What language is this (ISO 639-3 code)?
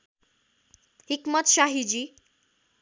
nep